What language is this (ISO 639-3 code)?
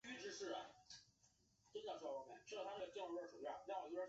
zho